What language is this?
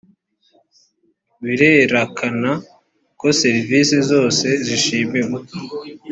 Kinyarwanda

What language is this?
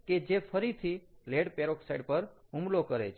Gujarati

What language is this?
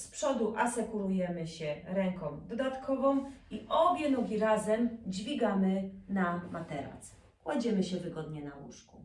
Polish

